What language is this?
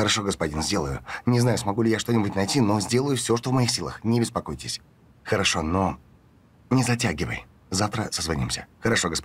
Russian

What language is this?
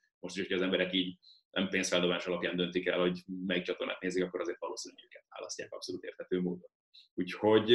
Hungarian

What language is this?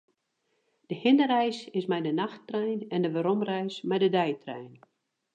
Western Frisian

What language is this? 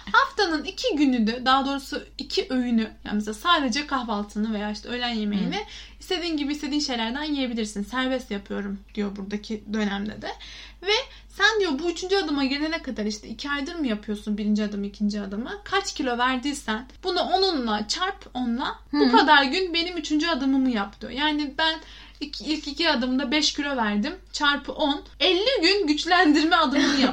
Turkish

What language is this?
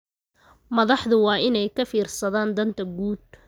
Somali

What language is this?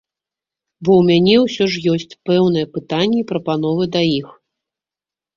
Belarusian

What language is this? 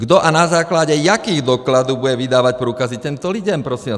Czech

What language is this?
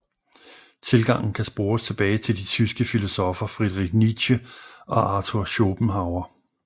Danish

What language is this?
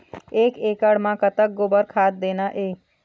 Chhattisgarhi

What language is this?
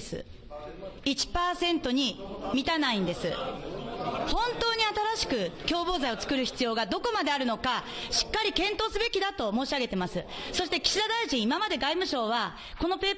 Japanese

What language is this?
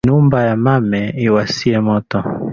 Swahili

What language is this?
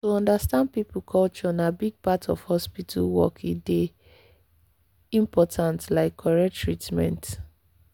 Nigerian Pidgin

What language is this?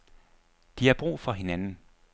Danish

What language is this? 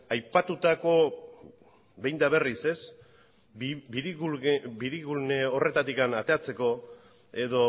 Basque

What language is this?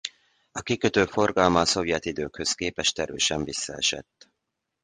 Hungarian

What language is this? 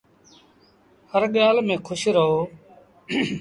Sindhi Bhil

